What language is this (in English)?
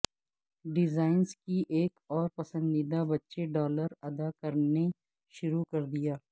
Urdu